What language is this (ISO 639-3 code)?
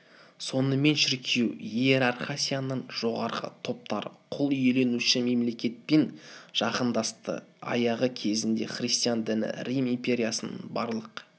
kaz